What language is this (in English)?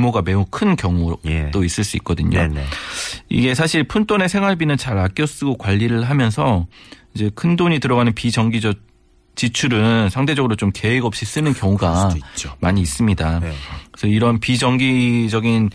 Korean